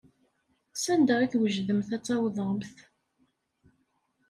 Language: Kabyle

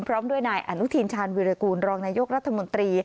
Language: Thai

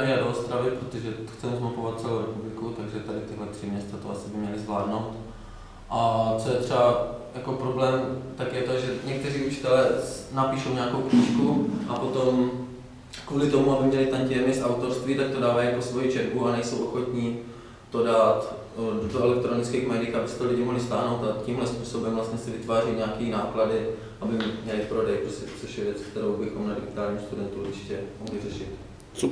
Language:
Czech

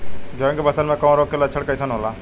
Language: Bhojpuri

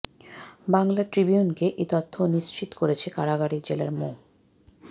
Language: Bangla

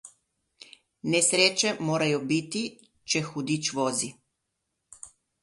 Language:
Slovenian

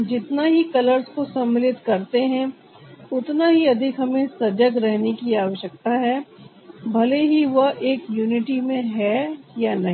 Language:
Hindi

